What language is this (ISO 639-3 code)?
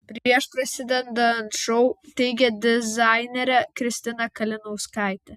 lit